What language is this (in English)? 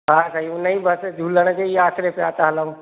Sindhi